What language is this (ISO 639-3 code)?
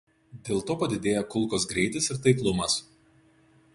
lit